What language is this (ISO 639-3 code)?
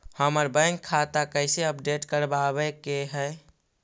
mag